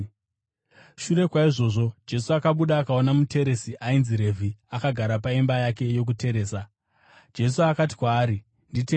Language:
Shona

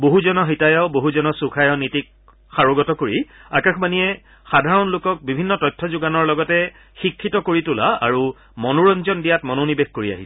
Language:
Assamese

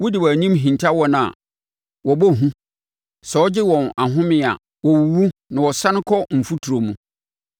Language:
Akan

